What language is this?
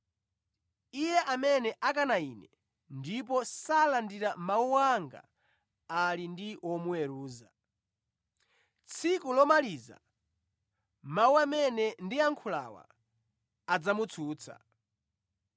Nyanja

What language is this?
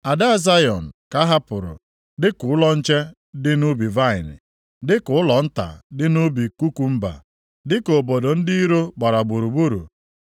Igbo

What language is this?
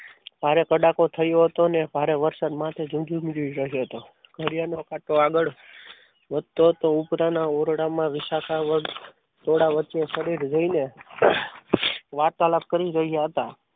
Gujarati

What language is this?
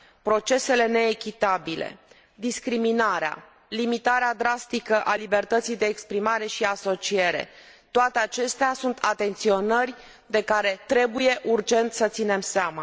Romanian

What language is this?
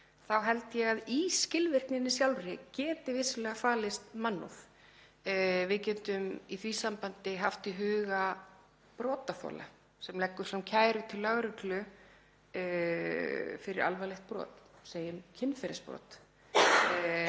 Icelandic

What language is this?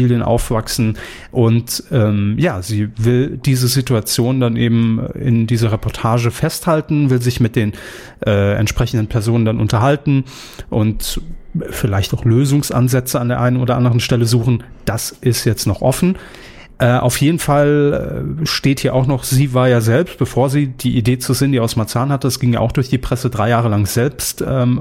German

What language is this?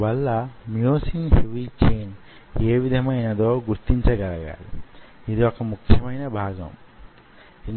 Telugu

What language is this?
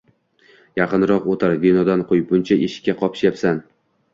Uzbek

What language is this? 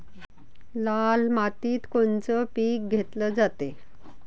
Marathi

